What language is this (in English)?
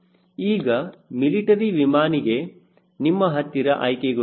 Kannada